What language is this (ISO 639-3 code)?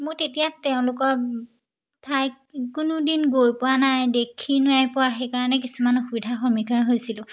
asm